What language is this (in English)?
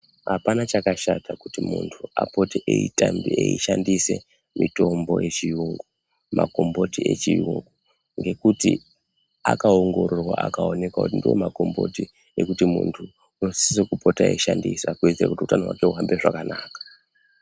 Ndau